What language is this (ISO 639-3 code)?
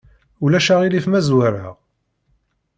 kab